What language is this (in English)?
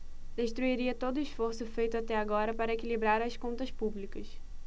Portuguese